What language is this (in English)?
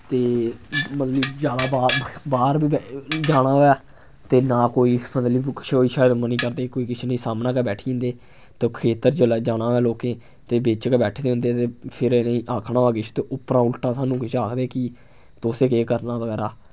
Dogri